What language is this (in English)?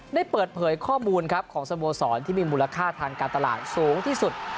Thai